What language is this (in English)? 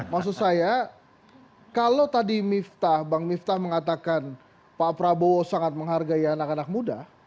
Indonesian